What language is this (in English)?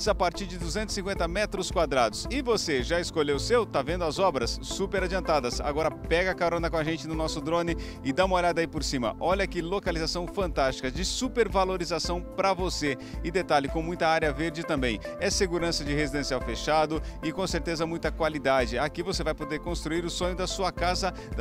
Portuguese